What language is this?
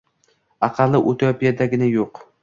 Uzbek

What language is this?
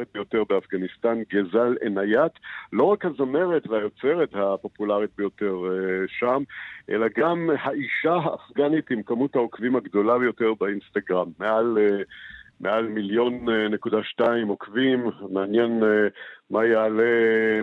Hebrew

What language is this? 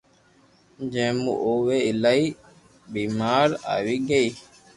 Loarki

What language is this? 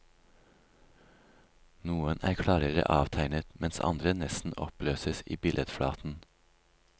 Norwegian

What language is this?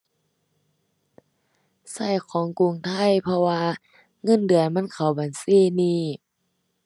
Thai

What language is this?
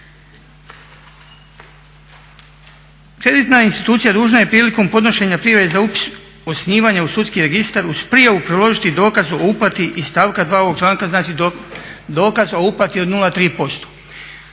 Croatian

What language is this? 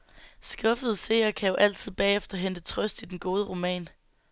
Danish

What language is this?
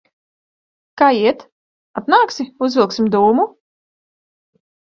Latvian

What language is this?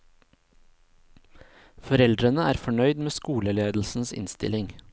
Norwegian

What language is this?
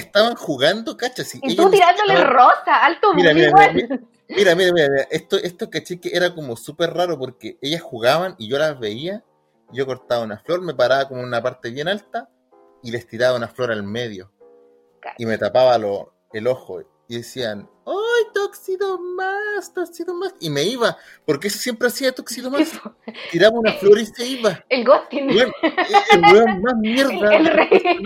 Spanish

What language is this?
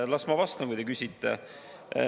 Estonian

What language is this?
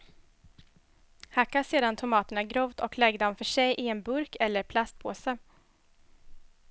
Swedish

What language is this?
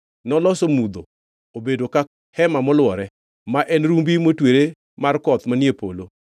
Luo (Kenya and Tanzania)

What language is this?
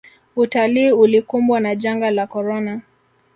Swahili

